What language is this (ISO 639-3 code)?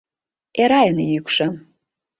chm